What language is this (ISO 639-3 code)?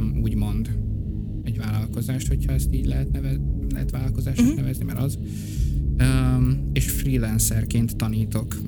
hun